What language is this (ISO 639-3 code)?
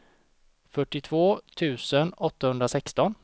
swe